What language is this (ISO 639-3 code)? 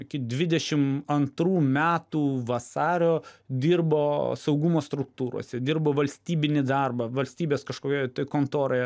lit